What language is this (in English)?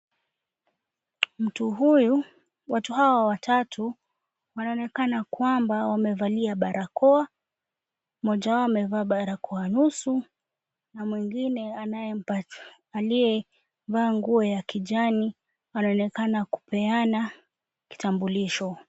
Swahili